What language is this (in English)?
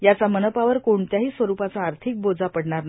Marathi